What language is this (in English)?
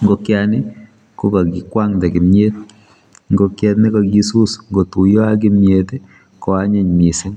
Kalenjin